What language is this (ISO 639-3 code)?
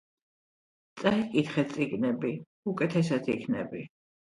kat